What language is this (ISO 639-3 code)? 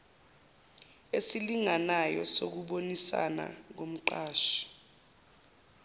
zul